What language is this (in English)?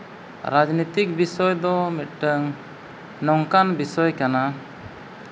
Santali